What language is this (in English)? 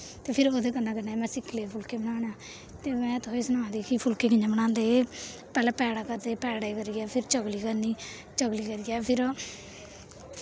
Dogri